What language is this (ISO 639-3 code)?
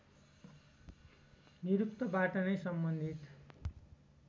nep